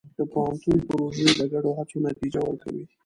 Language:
Pashto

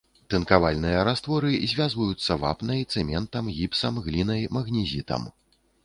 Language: Belarusian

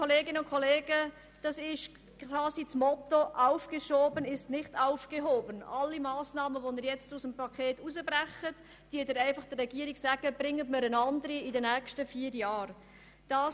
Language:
Swiss German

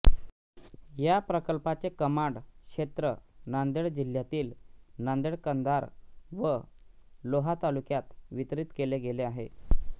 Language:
Marathi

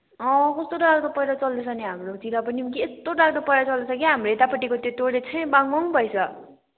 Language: Nepali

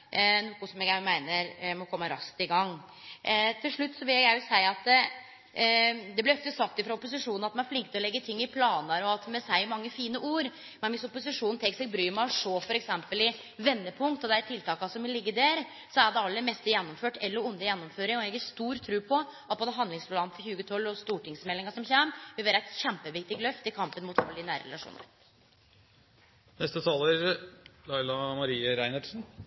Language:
Norwegian Nynorsk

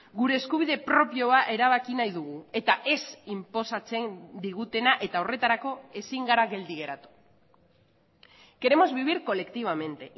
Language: Basque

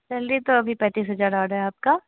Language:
Hindi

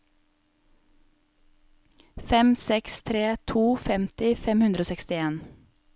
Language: Norwegian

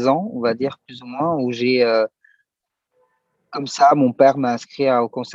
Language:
French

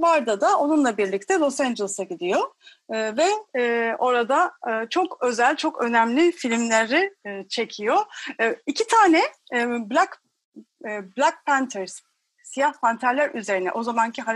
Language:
Turkish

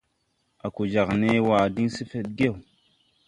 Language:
Tupuri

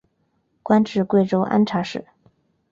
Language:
Chinese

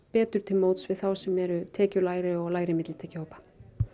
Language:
Icelandic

